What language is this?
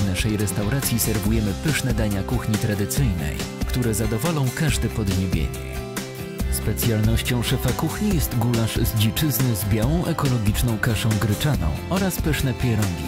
Polish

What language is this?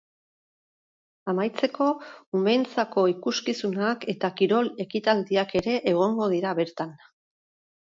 Basque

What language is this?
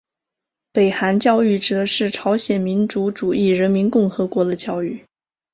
Chinese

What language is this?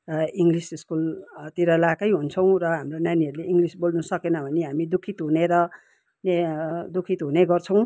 Nepali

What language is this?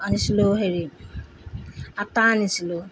Assamese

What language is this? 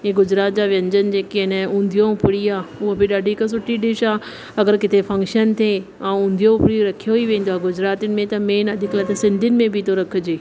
Sindhi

